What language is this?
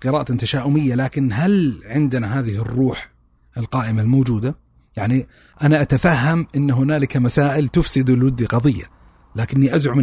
Arabic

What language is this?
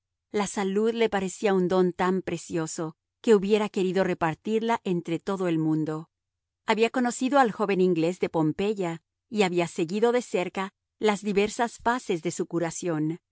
Spanish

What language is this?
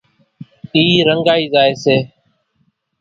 Kachi Koli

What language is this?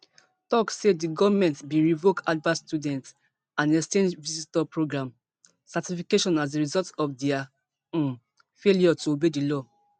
Nigerian Pidgin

